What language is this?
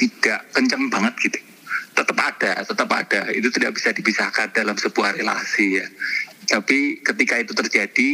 Indonesian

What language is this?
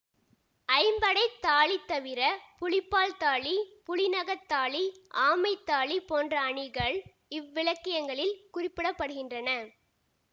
Tamil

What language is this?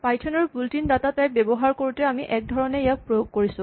Assamese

